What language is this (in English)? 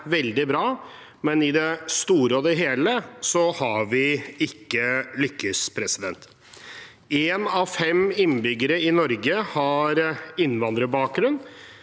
Norwegian